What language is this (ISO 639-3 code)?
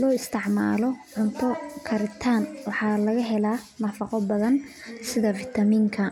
som